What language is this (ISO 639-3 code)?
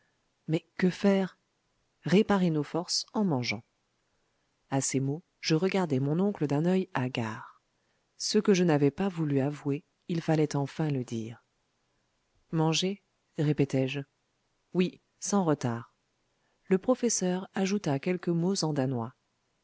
fra